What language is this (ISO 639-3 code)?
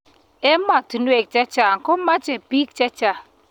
kln